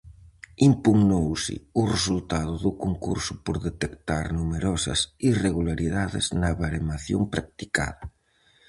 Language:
Galician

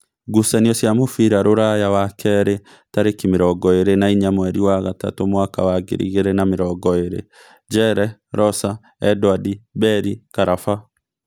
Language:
Kikuyu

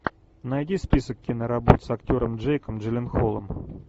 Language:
Russian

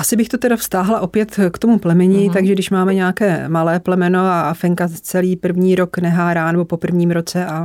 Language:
Czech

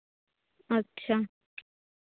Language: Santali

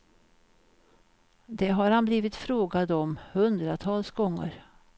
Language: Swedish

